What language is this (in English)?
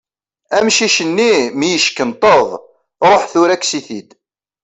Kabyle